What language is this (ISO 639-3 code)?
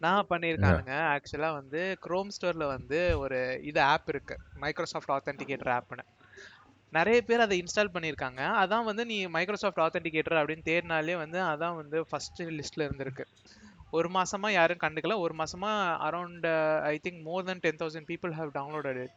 tam